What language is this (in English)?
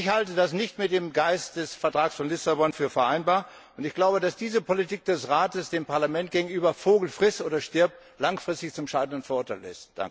German